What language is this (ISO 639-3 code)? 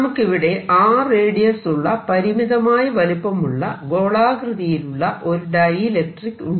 mal